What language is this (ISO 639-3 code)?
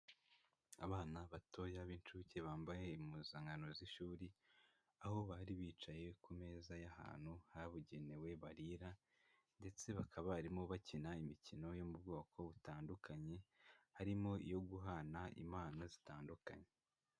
kin